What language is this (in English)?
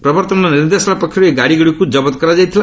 Odia